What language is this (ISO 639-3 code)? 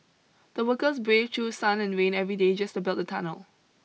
eng